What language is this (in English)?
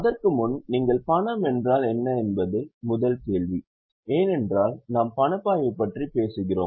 Tamil